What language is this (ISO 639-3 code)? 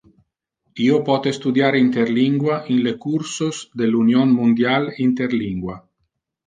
ina